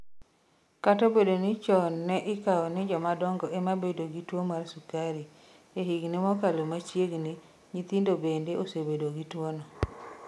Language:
Luo (Kenya and Tanzania)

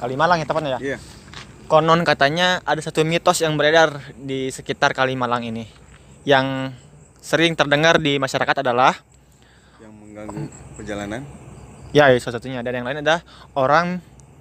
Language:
Indonesian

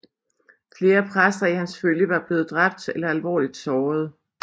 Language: Danish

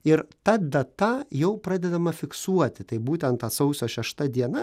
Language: Lithuanian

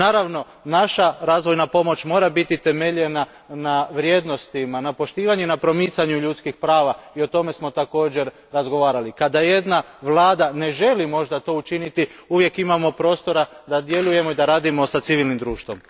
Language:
Croatian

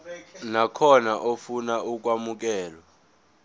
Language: Zulu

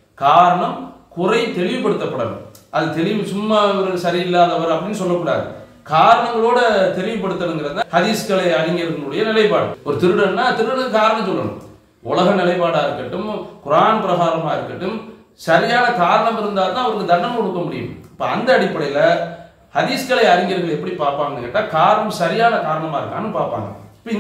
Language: Arabic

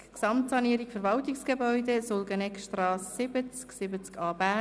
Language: Swiss German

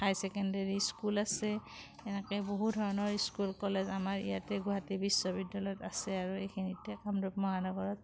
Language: Assamese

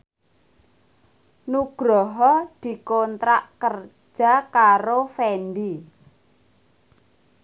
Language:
Javanese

